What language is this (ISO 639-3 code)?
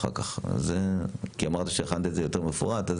heb